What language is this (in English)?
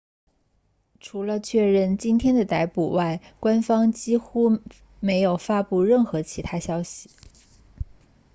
Chinese